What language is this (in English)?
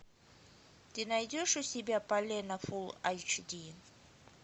Russian